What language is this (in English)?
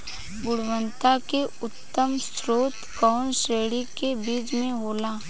Bhojpuri